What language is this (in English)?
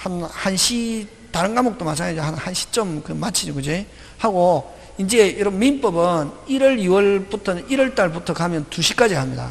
Korean